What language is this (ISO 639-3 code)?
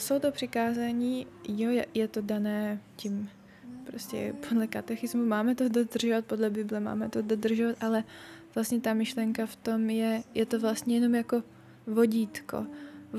ces